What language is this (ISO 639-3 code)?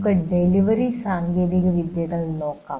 mal